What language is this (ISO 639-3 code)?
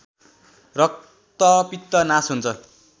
nep